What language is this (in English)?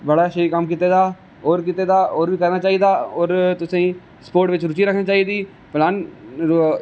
Dogri